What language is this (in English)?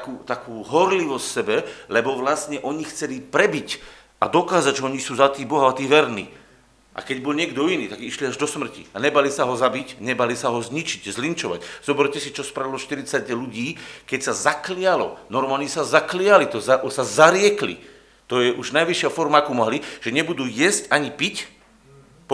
Slovak